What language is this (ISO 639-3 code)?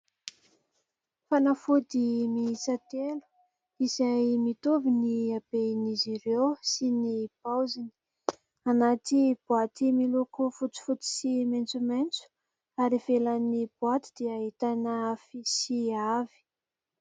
mlg